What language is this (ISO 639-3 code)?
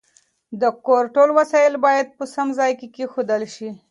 pus